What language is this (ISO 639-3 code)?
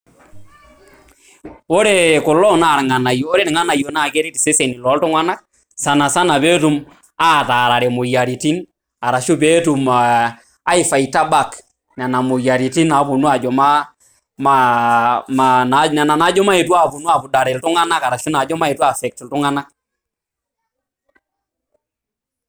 mas